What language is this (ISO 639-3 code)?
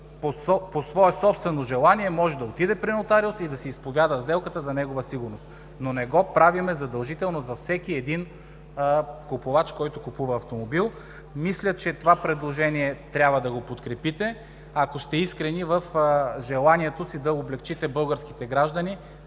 bul